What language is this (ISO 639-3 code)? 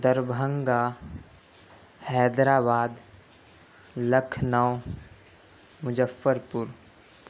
urd